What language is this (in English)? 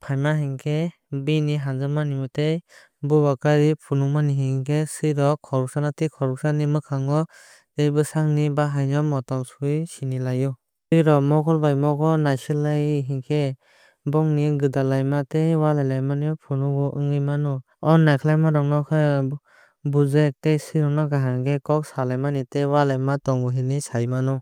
Kok Borok